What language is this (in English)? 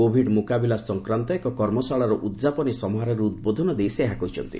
Odia